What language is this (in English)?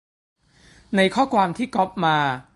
Thai